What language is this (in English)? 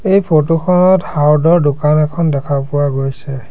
Assamese